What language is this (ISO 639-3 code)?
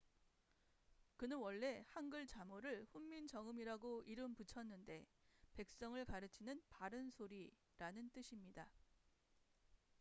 kor